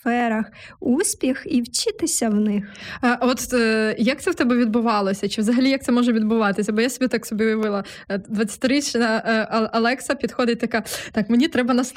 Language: Ukrainian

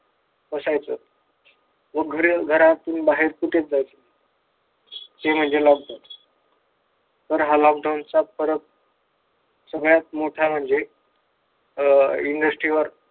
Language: Marathi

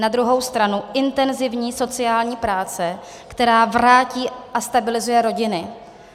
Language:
Czech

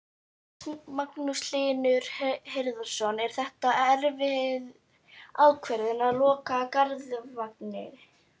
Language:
Icelandic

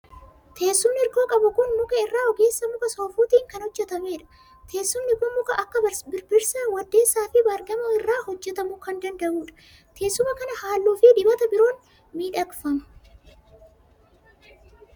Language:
Oromo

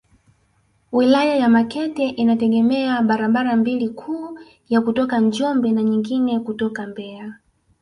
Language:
Swahili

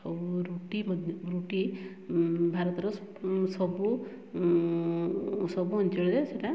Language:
Odia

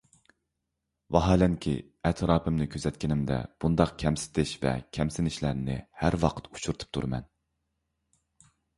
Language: Uyghur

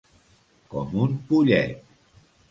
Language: Catalan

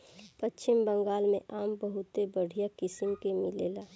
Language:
Bhojpuri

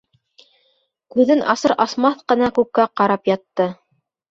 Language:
Bashkir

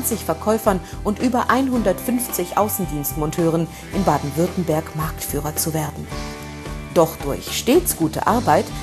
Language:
German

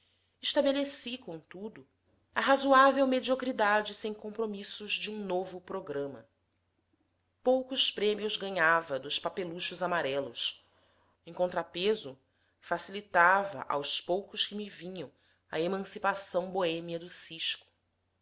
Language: Portuguese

